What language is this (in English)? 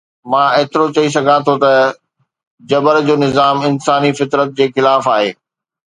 Sindhi